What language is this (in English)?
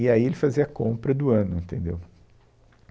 Portuguese